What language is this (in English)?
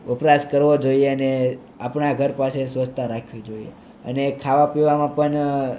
Gujarati